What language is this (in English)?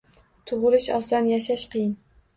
Uzbek